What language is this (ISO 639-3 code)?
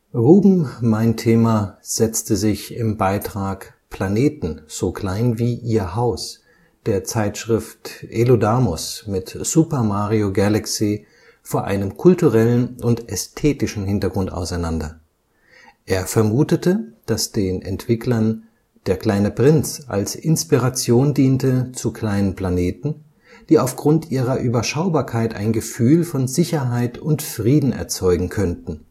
deu